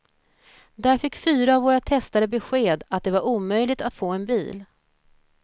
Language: Swedish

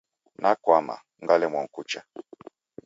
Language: Taita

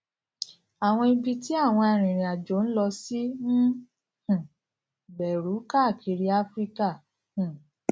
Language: Yoruba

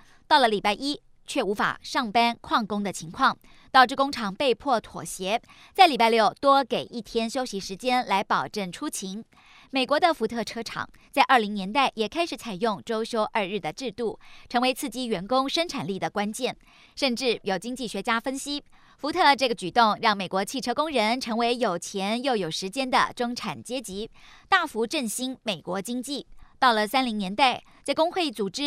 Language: Chinese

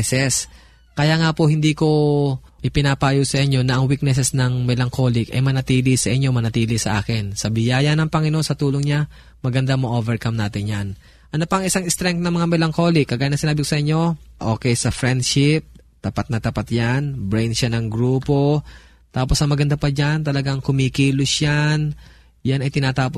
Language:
Filipino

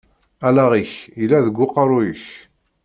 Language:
Kabyle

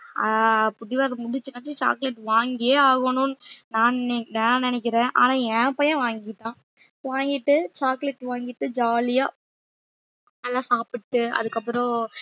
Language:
Tamil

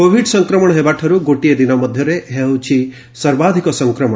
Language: Odia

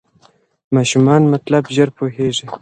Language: Pashto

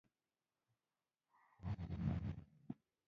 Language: Pashto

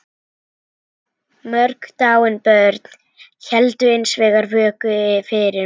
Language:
Icelandic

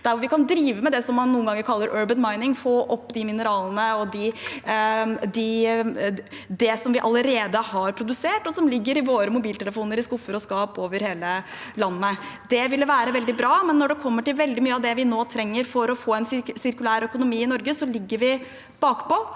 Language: Norwegian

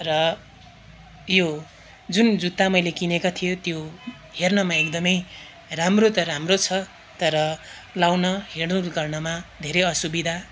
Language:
Nepali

